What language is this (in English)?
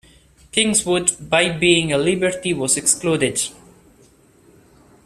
English